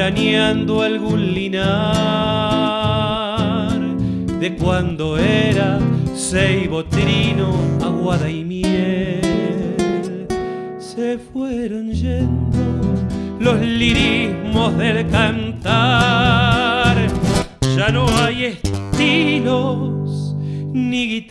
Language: Spanish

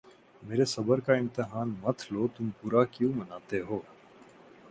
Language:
Urdu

